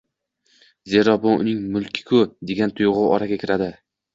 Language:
Uzbek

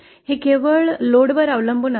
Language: Marathi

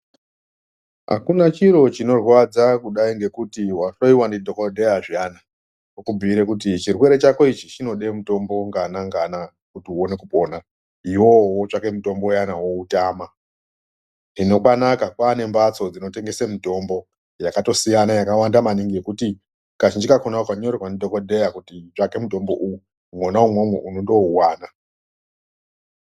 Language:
Ndau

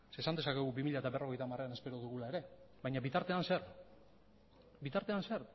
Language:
Basque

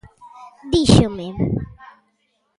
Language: Galician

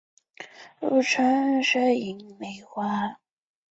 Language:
Chinese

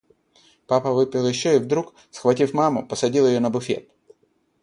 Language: Russian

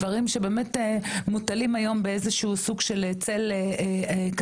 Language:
Hebrew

